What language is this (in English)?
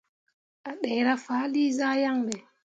Mundang